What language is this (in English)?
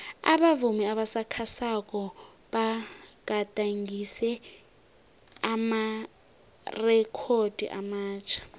South Ndebele